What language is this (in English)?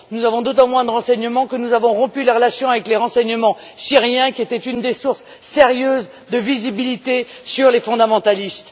French